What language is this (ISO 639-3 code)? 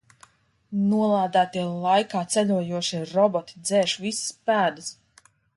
lav